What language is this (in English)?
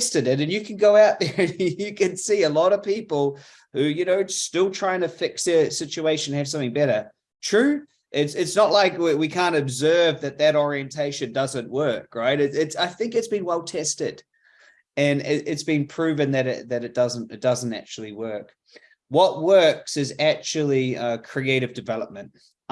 English